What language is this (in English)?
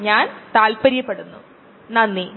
Malayalam